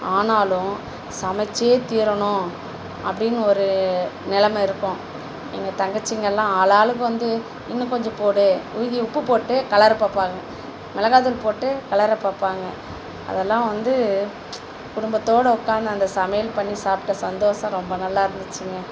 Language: Tamil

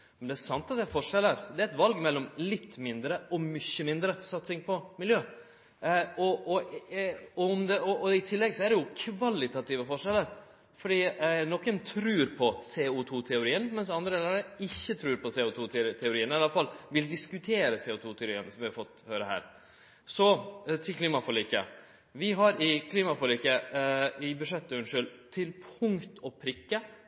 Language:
Norwegian Nynorsk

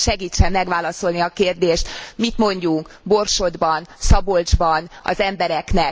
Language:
Hungarian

